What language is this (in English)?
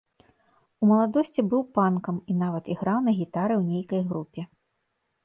Belarusian